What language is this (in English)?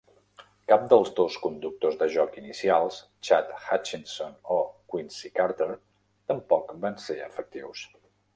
Catalan